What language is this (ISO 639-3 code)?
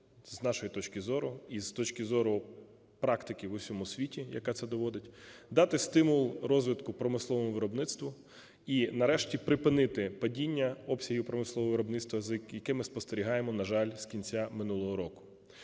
ukr